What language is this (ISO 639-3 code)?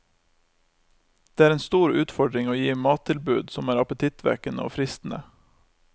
nor